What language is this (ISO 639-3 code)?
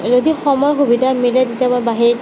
asm